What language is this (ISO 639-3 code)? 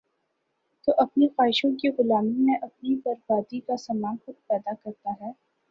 urd